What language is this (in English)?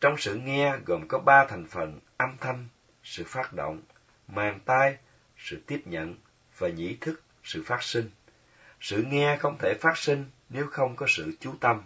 Vietnamese